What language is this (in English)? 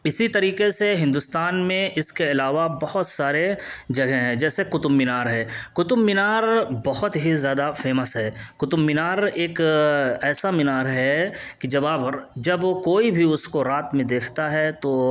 Urdu